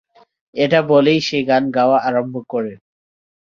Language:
Bangla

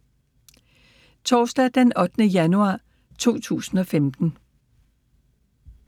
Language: Danish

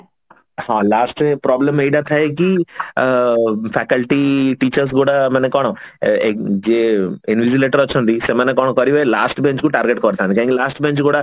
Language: Odia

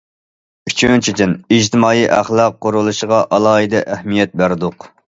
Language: Uyghur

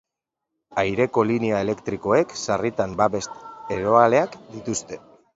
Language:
Basque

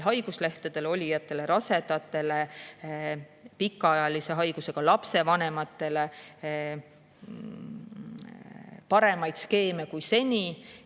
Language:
Estonian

